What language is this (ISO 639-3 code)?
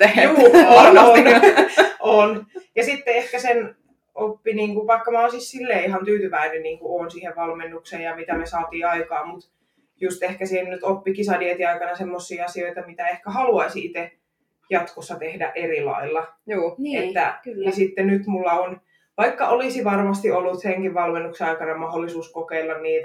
fin